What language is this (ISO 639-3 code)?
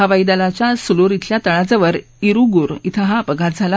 mar